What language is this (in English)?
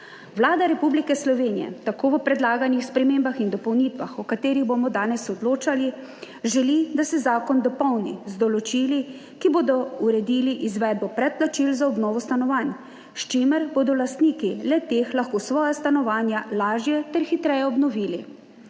Slovenian